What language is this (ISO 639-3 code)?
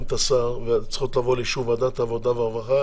heb